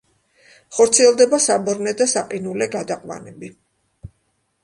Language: Georgian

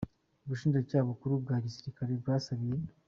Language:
Kinyarwanda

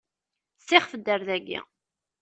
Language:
Kabyle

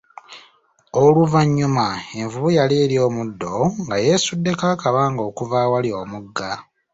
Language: Ganda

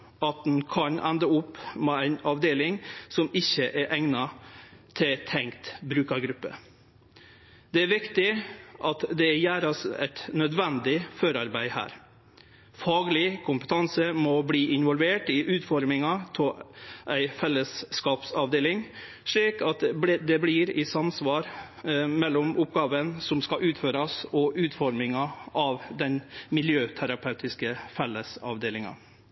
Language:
Norwegian Nynorsk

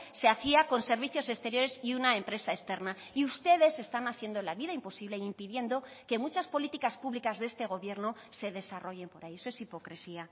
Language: Spanish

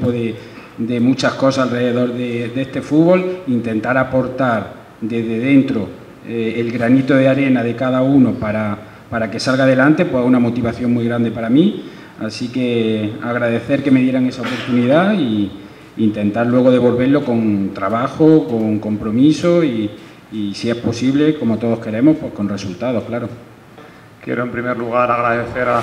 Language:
Spanish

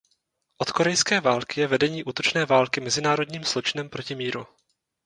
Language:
Czech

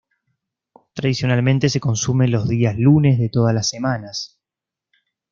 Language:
Spanish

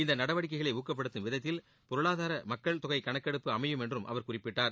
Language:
Tamil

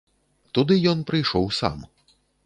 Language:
Belarusian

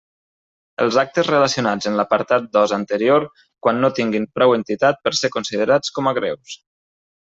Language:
Catalan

